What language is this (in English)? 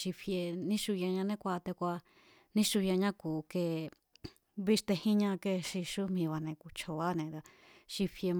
Mazatlán Mazatec